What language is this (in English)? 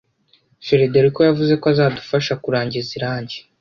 Kinyarwanda